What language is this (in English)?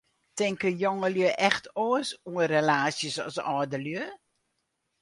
Western Frisian